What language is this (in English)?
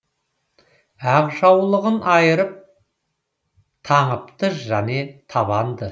Kazakh